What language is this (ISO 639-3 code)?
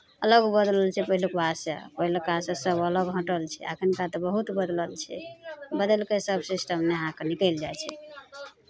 mai